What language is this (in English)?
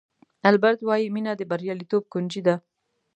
Pashto